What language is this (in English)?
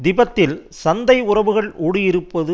Tamil